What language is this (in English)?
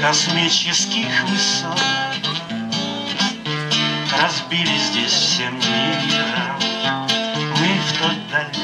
Russian